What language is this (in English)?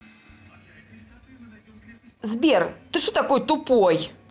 Russian